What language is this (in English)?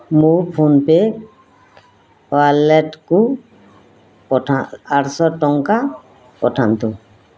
Odia